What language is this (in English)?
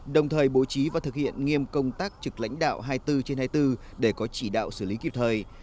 Vietnamese